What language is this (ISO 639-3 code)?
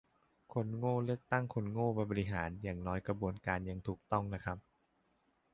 tha